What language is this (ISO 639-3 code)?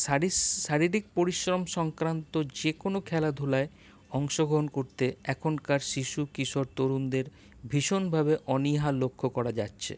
ben